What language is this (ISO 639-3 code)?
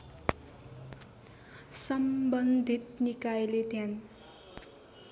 nep